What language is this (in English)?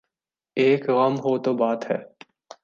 Urdu